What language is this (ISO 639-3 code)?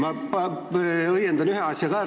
est